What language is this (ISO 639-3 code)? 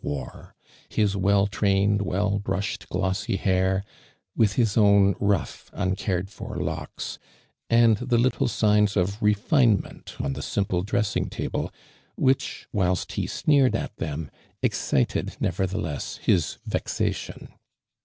eng